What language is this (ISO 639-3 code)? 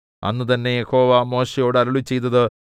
mal